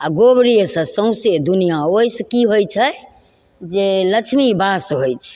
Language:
Maithili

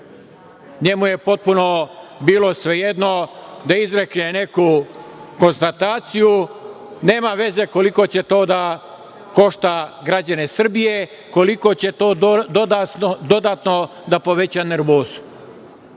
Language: Serbian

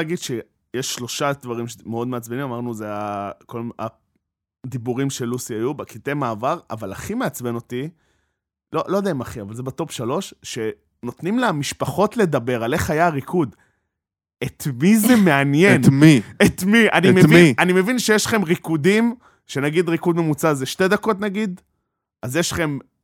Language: Hebrew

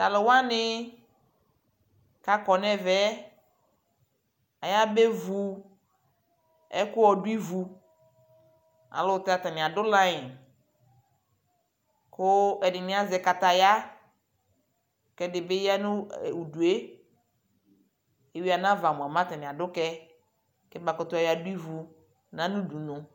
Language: Ikposo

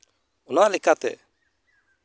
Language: Santali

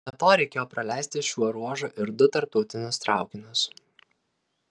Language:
Lithuanian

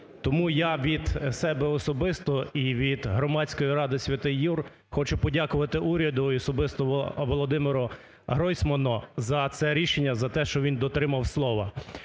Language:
Ukrainian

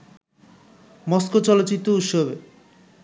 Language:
Bangla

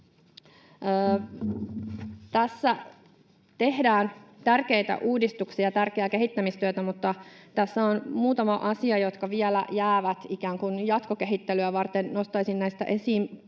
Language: Finnish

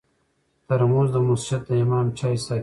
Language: Pashto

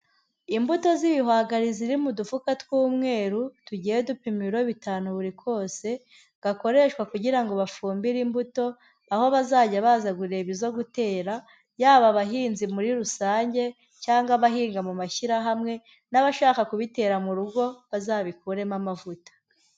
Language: Kinyarwanda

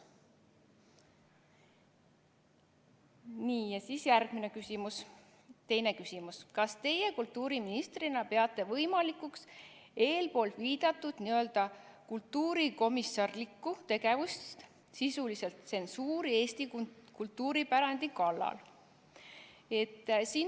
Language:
Estonian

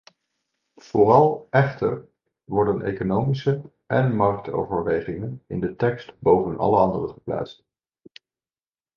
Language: Dutch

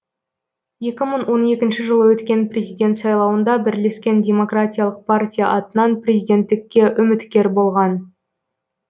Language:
Kazakh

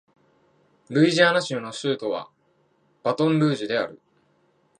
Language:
Japanese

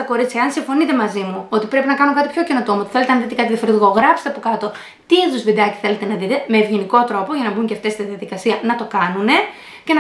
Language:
Greek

